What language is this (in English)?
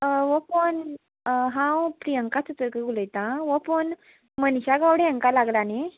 Konkani